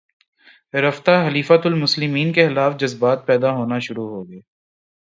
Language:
Urdu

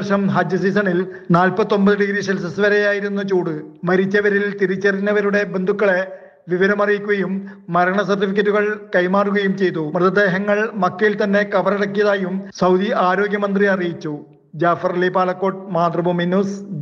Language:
Malayalam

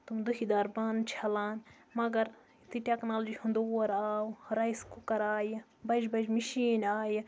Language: Kashmiri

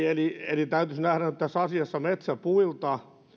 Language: Finnish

